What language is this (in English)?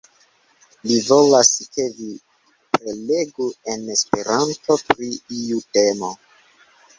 Esperanto